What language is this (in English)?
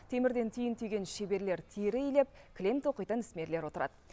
Kazakh